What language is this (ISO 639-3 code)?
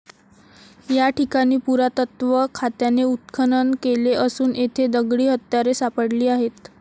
mar